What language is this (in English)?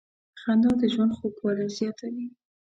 Pashto